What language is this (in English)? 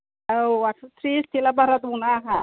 Bodo